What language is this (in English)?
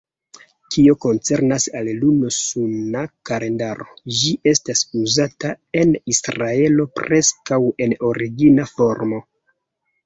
Esperanto